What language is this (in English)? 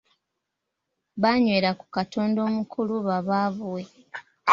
Ganda